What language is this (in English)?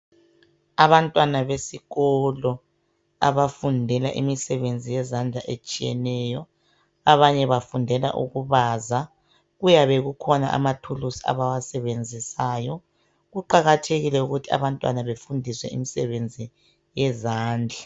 North Ndebele